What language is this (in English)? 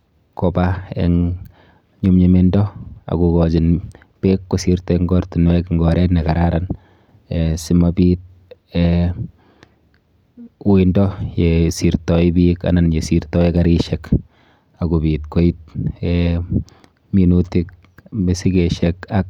Kalenjin